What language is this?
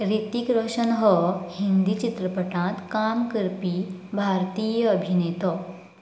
Konkani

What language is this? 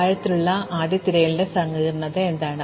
Malayalam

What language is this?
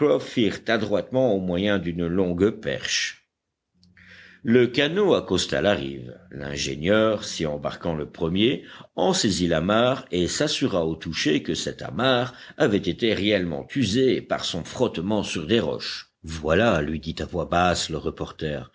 French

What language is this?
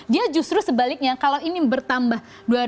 Indonesian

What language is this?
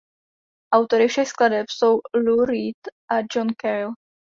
Czech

